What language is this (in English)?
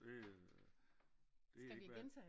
Danish